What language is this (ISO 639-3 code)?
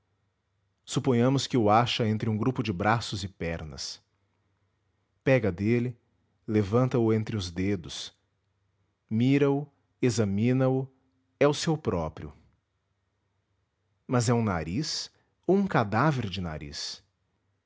por